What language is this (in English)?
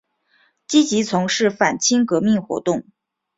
Chinese